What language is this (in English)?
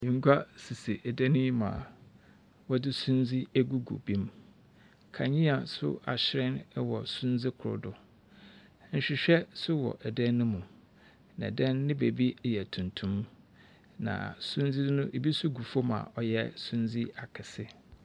Akan